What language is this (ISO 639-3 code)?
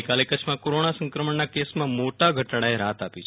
guj